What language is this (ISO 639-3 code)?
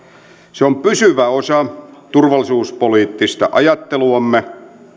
fin